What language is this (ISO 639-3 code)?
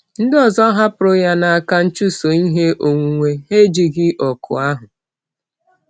ibo